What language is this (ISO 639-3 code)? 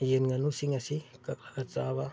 mni